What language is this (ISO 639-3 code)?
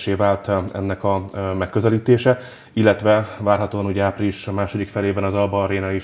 hun